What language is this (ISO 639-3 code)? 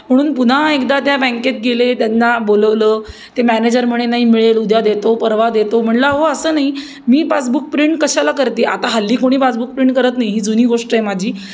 mar